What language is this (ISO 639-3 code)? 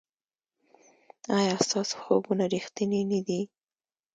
pus